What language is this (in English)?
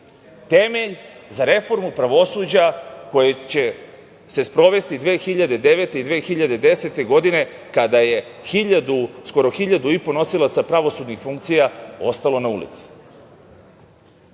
Serbian